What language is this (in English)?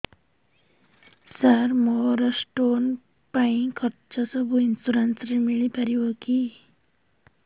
Odia